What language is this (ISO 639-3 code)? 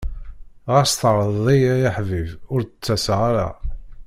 kab